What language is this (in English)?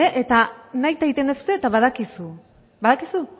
Basque